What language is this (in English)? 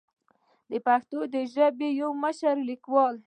Pashto